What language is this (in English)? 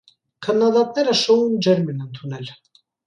Armenian